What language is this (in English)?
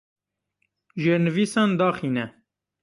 Kurdish